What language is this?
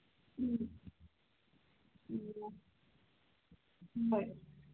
Manipuri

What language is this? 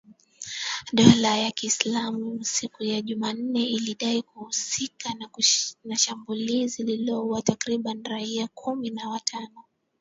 Swahili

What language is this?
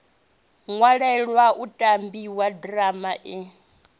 Venda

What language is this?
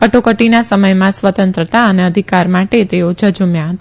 Gujarati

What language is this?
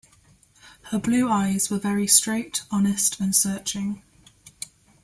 English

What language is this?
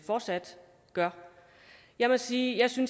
Danish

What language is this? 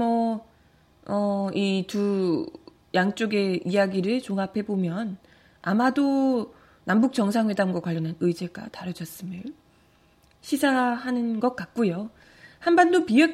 Korean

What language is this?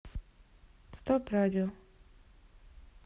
Russian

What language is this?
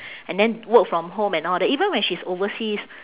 English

